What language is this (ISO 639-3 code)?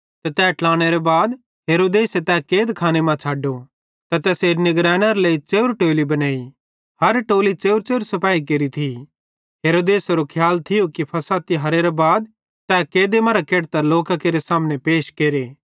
bhd